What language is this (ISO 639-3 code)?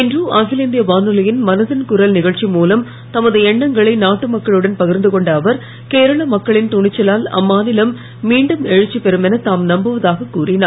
tam